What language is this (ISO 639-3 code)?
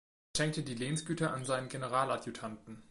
deu